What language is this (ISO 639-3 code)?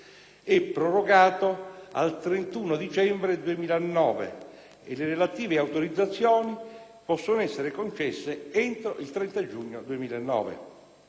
ita